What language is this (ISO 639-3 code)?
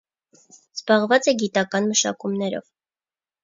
hye